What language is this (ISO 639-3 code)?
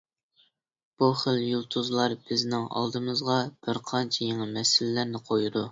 uig